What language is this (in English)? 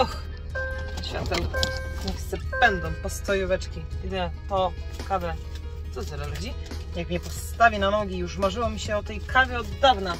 Polish